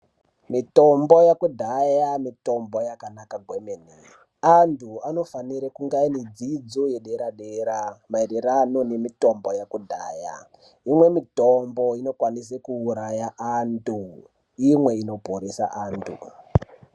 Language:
Ndau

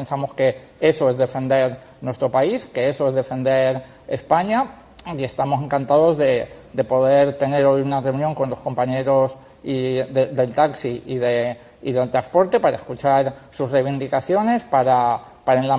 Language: Spanish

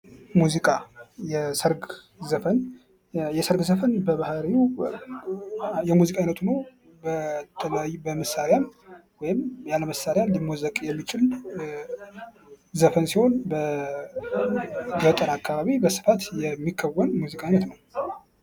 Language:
Amharic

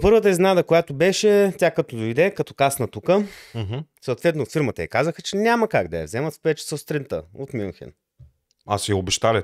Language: Bulgarian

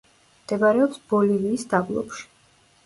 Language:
Georgian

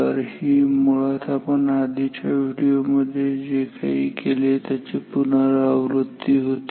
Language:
Marathi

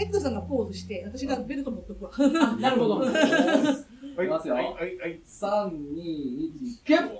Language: Japanese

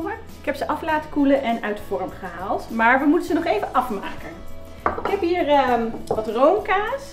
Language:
Dutch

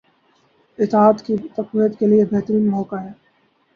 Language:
Urdu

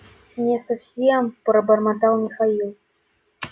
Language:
Russian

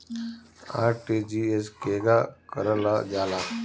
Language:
Bhojpuri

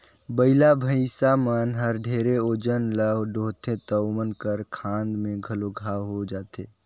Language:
Chhattisgarhi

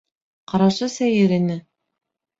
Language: Bashkir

